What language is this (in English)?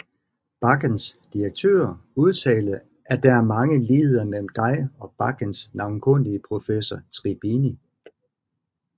Danish